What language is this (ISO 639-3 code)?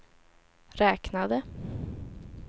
swe